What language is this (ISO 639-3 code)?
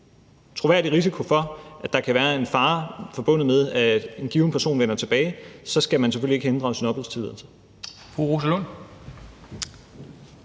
dan